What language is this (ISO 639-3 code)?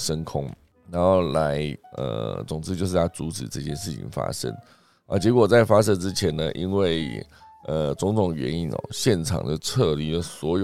zho